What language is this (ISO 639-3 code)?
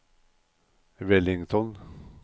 nor